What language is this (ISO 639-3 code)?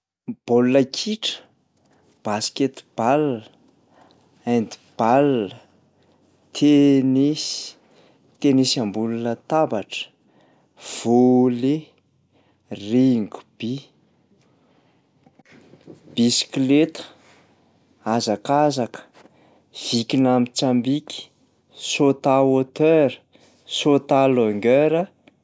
mlg